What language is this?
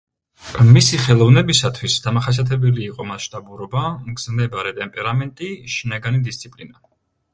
Georgian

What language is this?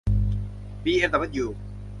Thai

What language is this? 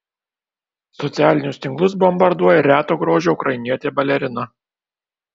Lithuanian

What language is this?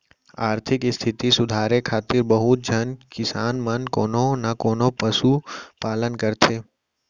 Chhattisgarhi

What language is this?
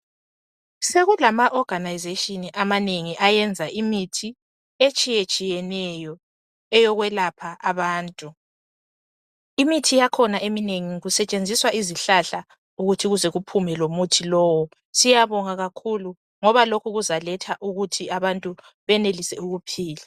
North Ndebele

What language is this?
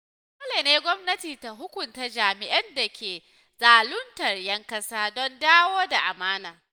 Hausa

